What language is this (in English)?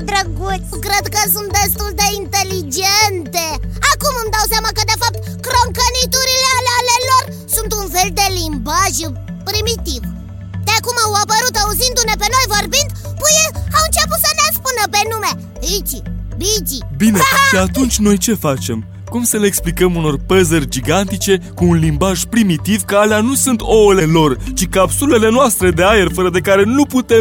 Romanian